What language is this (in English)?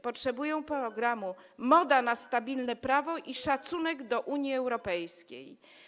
Polish